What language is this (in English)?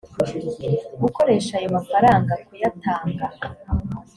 Kinyarwanda